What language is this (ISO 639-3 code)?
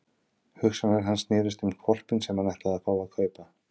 isl